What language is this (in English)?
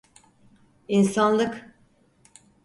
Turkish